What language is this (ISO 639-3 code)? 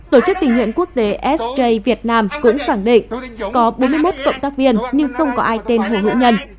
vie